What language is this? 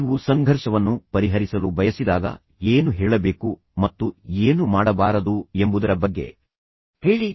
Kannada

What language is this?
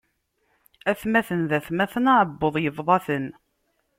Kabyle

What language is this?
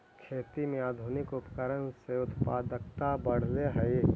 Magahi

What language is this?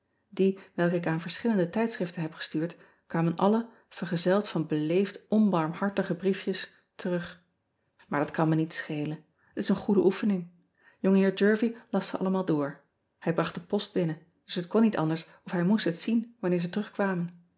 Dutch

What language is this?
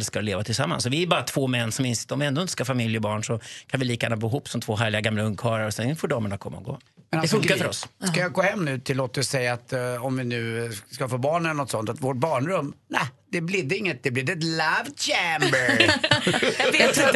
Swedish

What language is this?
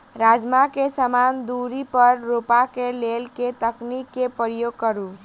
Maithili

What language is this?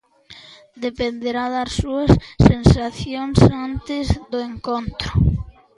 Galician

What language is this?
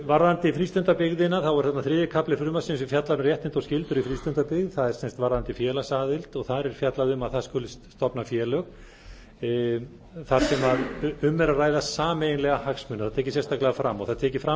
Icelandic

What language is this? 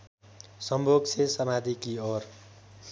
Nepali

